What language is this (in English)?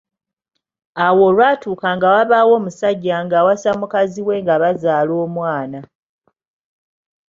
Ganda